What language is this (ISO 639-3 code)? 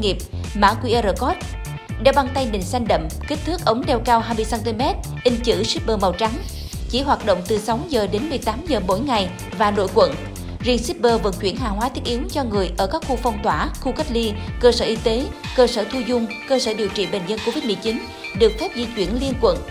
vie